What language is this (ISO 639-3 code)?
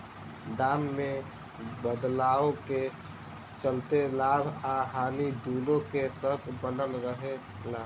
bho